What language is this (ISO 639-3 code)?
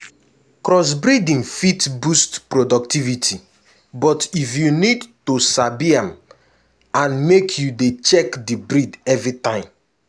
pcm